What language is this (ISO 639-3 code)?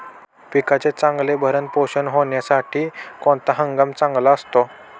mar